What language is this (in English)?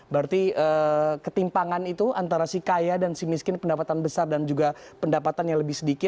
Indonesian